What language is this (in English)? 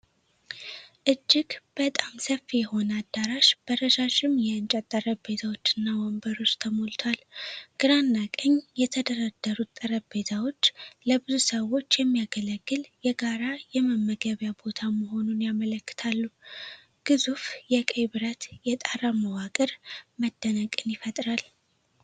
Amharic